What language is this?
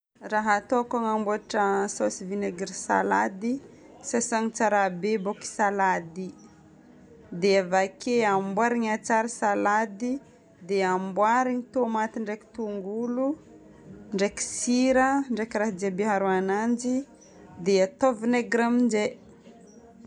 Northern Betsimisaraka Malagasy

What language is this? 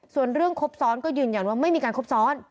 Thai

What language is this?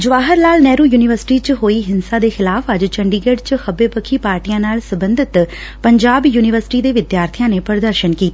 Punjabi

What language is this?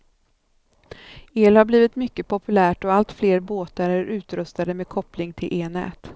Swedish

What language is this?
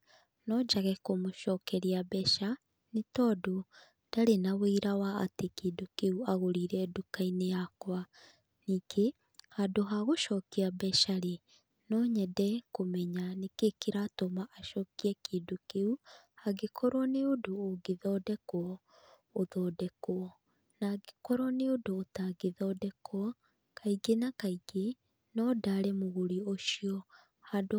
Kikuyu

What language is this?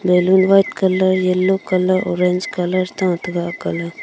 Wancho Naga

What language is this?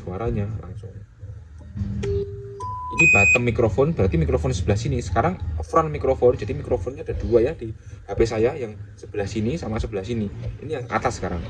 Indonesian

